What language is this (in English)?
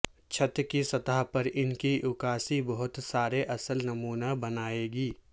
Urdu